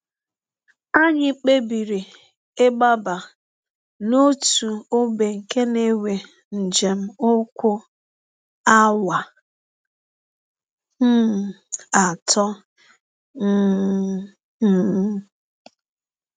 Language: Igbo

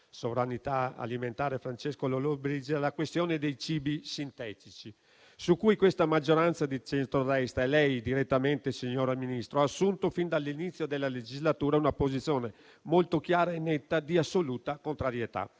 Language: Italian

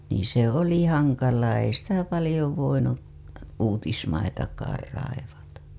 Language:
Finnish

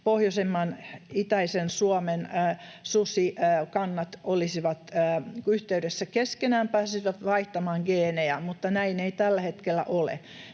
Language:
Finnish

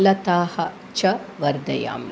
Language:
Sanskrit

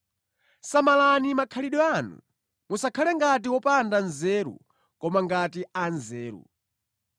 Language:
Nyanja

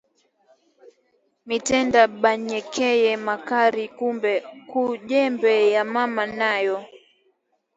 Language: Swahili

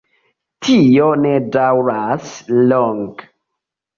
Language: Esperanto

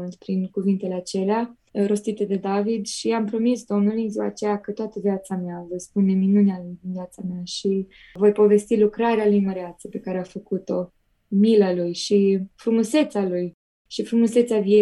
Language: Romanian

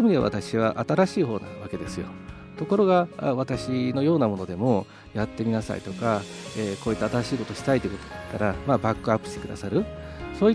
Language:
Japanese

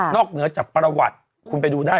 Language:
Thai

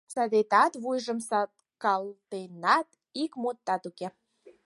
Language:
Mari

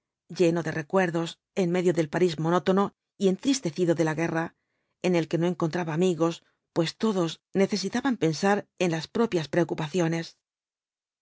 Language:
Spanish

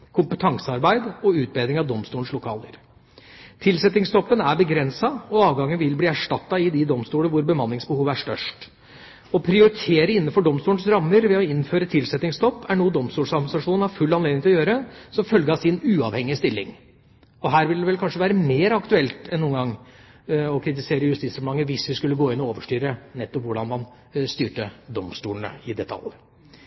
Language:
Norwegian Bokmål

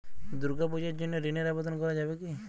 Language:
Bangla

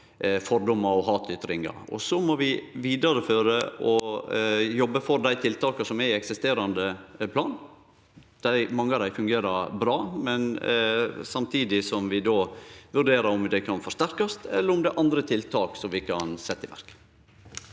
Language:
Norwegian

